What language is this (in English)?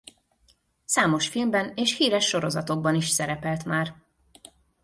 Hungarian